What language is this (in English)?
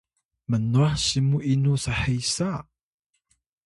Atayal